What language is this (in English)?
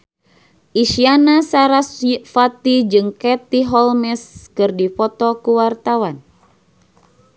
Sundanese